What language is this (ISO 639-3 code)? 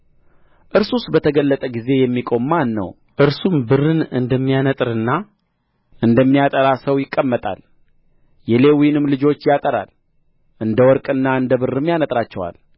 amh